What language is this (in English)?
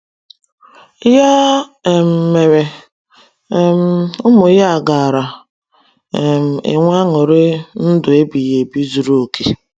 Igbo